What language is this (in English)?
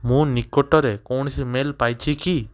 Odia